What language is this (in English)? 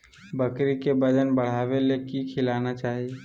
Magahi